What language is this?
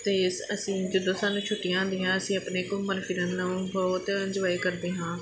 Punjabi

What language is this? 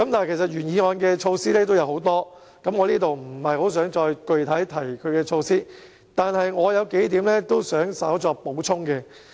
Cantonese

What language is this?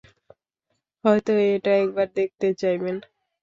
Bangla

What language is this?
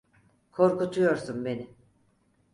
Turkish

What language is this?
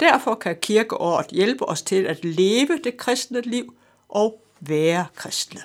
Danish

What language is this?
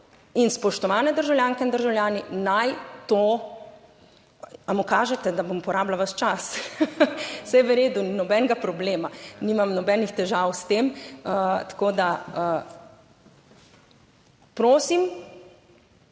Slovenian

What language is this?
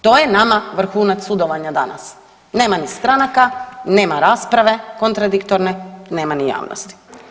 Croatian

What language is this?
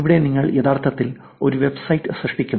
Malayalam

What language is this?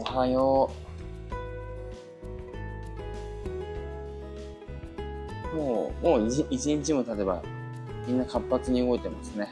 Japanese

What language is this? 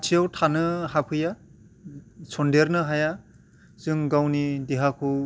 Bodo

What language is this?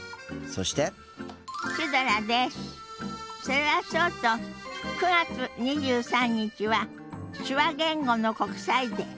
Japanese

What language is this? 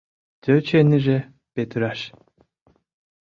Mari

